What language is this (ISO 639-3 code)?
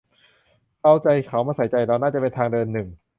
tha